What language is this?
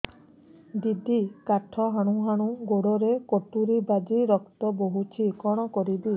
Odia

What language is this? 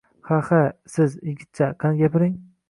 Uzbek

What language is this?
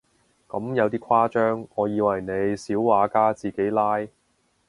Cantonese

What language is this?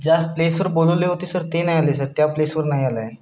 Marathi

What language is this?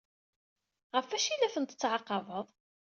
Kabyle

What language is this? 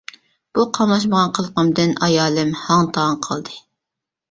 Uyghur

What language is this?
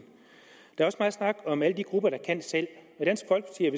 Danish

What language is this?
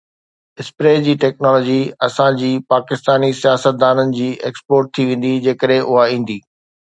Sindhi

